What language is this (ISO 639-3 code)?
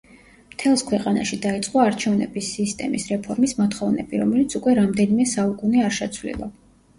kat